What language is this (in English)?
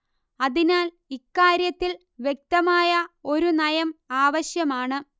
Malayalam